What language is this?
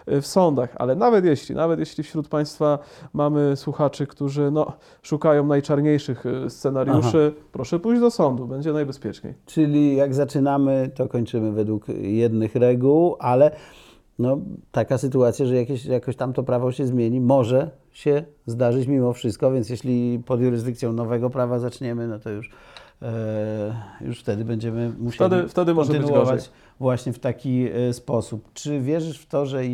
Polish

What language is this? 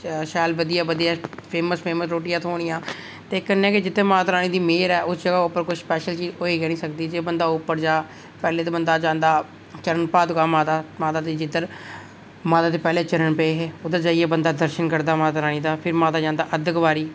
Dogri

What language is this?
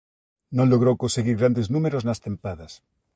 Galician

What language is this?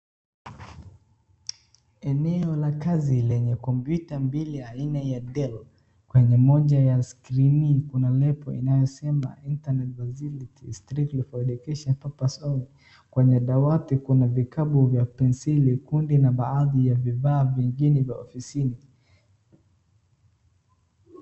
Swahili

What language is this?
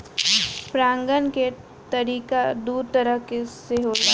Bhojpuri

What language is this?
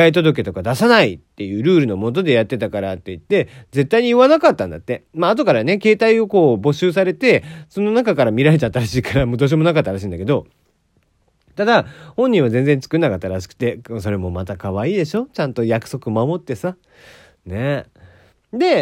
Japanese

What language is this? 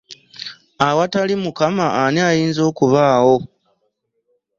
Ganda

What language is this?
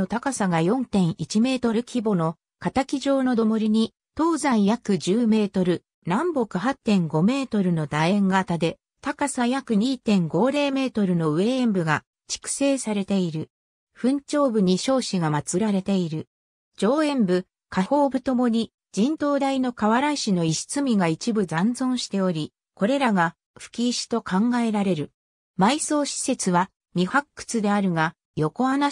Japanese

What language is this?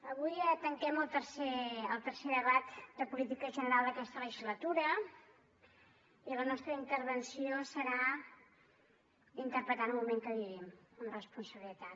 Catalan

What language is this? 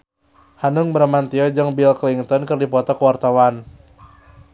Sundanese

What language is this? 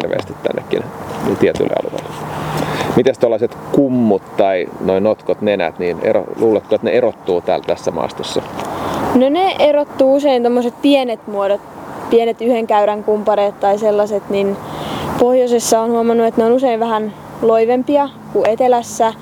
Finnish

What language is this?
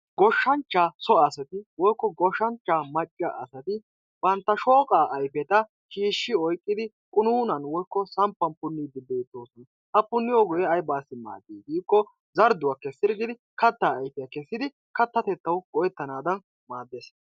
Wolaytta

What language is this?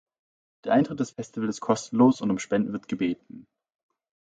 German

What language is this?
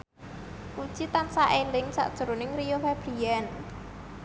Javanese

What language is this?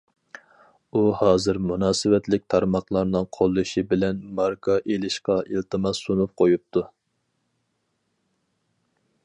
Uyghur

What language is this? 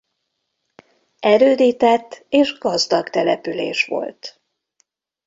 Hungarian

